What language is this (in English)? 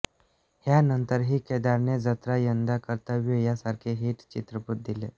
Marathi